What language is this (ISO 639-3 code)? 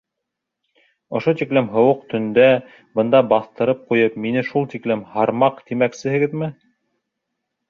bak